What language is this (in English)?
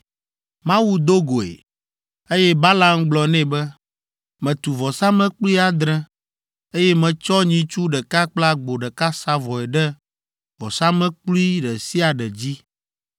Ewe